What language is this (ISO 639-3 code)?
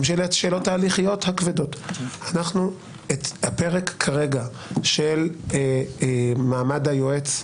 heb